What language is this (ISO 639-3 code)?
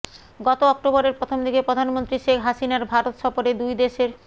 ben